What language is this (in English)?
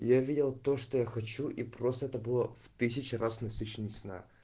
Russian